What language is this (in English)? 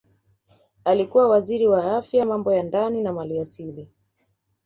Swahili